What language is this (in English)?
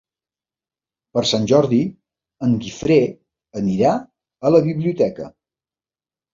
Catalan